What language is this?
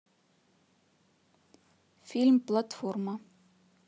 Russian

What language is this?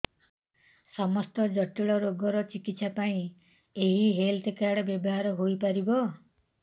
Odia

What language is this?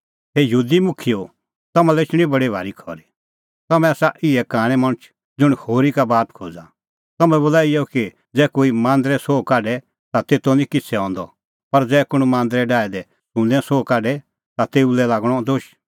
Kullu Pahari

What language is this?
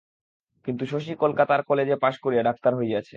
Bangla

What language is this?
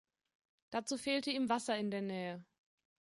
German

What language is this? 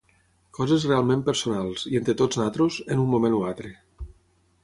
Catalan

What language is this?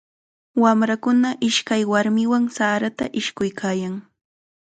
Chiquián Ancash Quechua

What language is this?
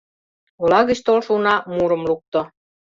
Mari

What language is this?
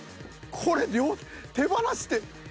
Japanese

